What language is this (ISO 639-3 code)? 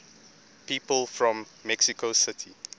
eng